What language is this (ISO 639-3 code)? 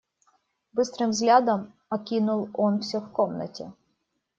rus